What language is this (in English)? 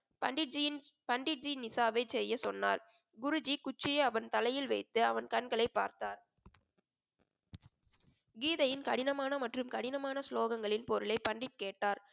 Tamil